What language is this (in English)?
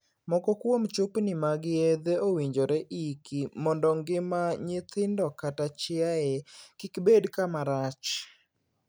Luo (Kenya and Tanzania)